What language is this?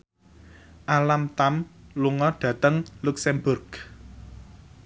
Javanese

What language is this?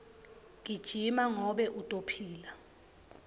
Swati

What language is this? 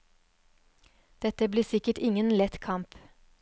Norwegian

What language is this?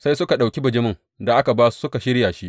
Hausa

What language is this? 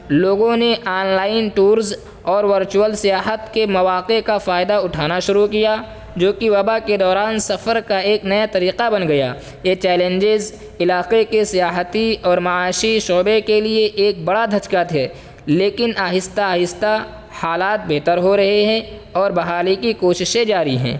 Urdu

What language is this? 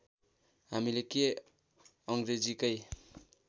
Nepali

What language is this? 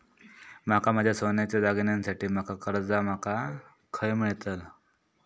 Marathi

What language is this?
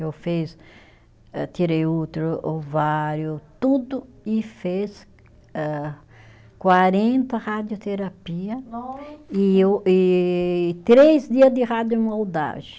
Portuguese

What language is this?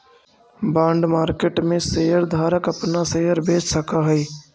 Magahi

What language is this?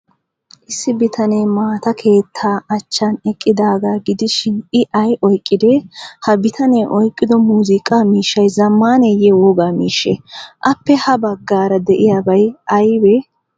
Wolaytta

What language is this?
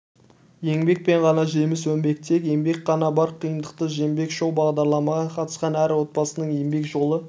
Kazakh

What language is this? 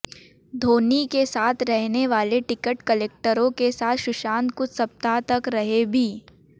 Hindi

